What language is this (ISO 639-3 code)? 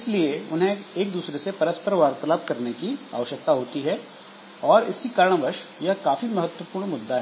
hin